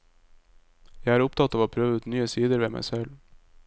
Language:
Norwegian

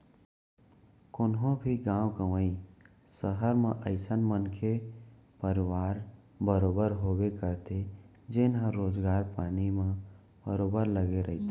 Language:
Chhattisgarhi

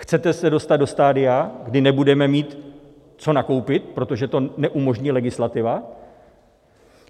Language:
Czech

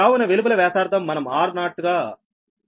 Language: Telugu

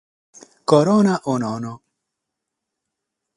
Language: Sardinian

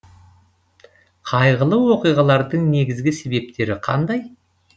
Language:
Kazakh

